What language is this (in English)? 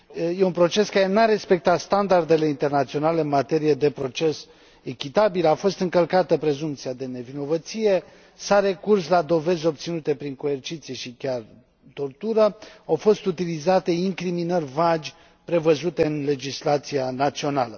Romanian